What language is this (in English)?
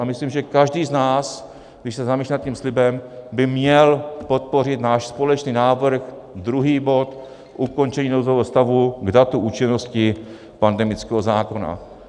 Czech